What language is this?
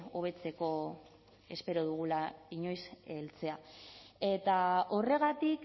Basque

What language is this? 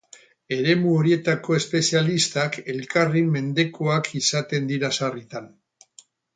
Basque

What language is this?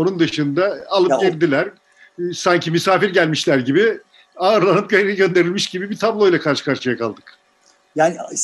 Turkish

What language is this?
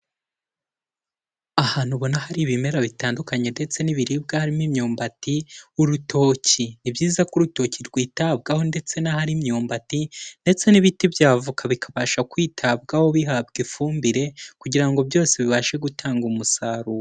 Kinyarwanda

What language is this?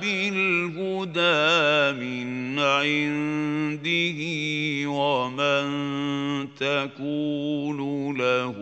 Arabic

